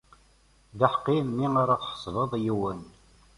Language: Kabyle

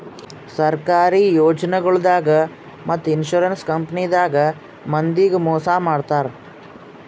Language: Kannada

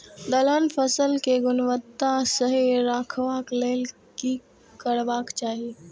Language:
Maithili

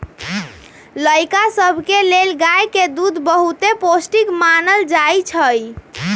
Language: Magahi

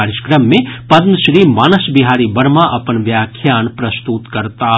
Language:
Maithili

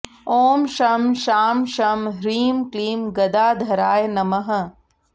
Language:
Sanskrit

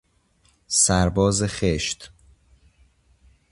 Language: Persian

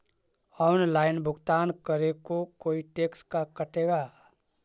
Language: Magahi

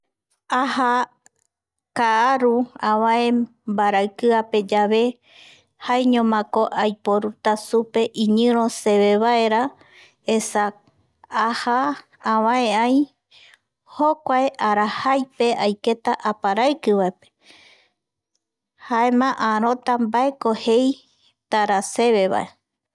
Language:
Eastern Bolivian Guaraní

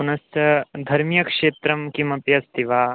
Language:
Sanskrit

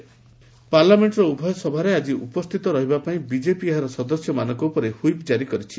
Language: Odia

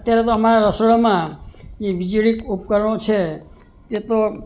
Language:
Gujarati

